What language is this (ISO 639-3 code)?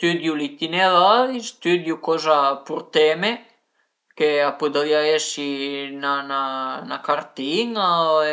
pms